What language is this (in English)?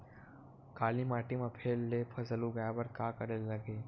Chhattisgarhi